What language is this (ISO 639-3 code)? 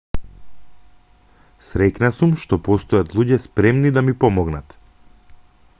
mkd